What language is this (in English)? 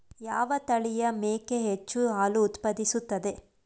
Kannada